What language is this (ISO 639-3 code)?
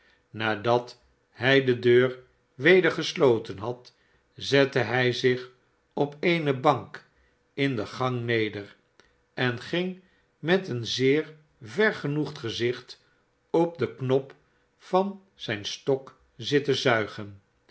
nld